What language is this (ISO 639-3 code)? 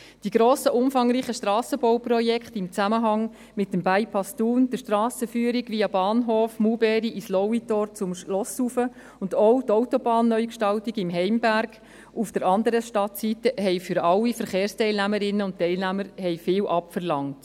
gsw